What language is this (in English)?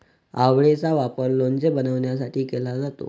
Marathi